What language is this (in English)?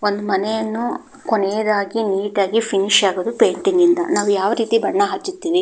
Kannada